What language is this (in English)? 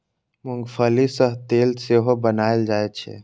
Maithili